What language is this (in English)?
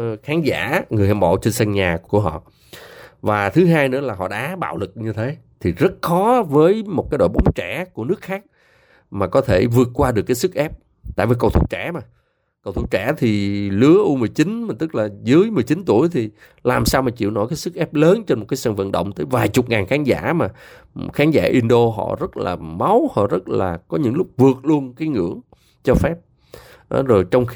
Vietnamese